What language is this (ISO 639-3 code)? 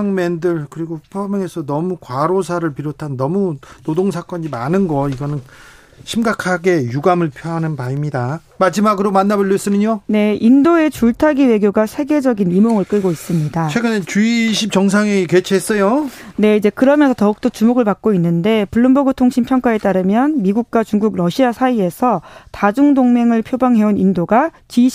kor